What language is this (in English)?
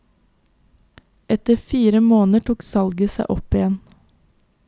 Norwegian